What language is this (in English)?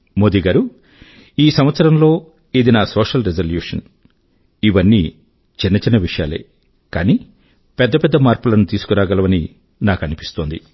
Telugu